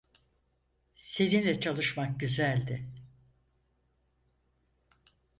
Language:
Turkish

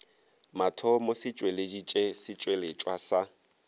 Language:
Northern Sotho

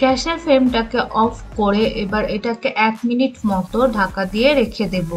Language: Hindi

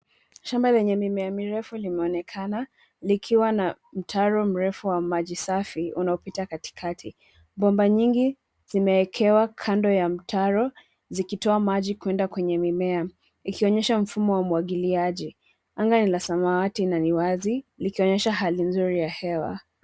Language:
Swahili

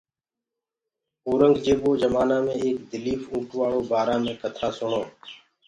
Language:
Gurgula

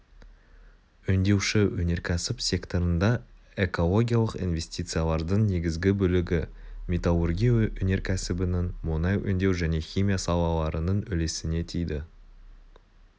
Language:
Kazakh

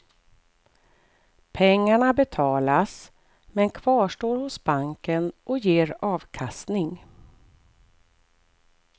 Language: Swedish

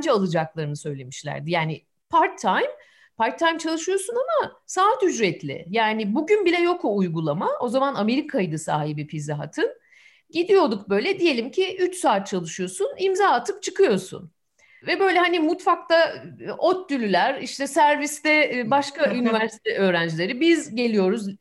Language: Turkish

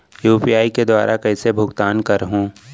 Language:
Chhattisgarhi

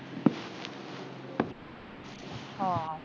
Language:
Punjabi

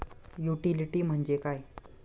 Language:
Marathi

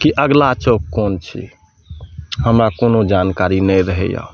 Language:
Maithili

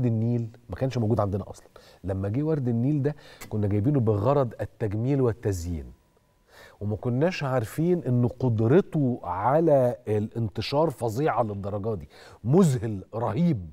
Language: Arabic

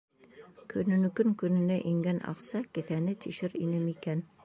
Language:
Bashkir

